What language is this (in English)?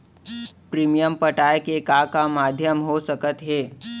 Chhattisgarhi